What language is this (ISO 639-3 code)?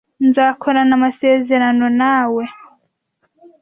kin